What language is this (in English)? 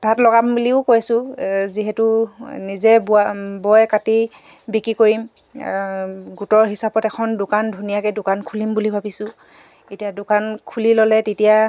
Assamese